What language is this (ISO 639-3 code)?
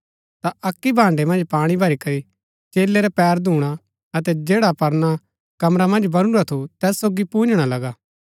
gbk